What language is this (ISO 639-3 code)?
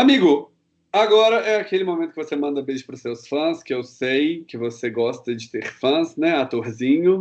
por